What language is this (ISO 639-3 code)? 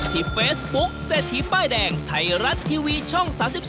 tha